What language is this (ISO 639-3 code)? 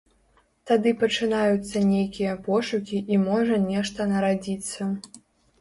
bel